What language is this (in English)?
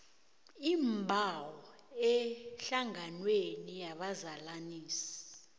South Ndebele